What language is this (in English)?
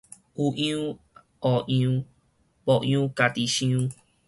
Min Nan Chinese